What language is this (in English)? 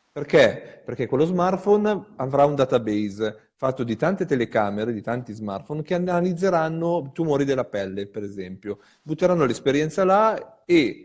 Italian